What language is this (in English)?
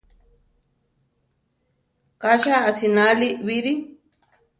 Central Tarahumara